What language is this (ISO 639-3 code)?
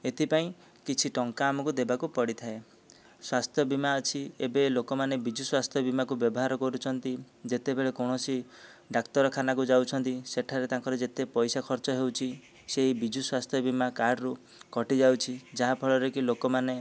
ori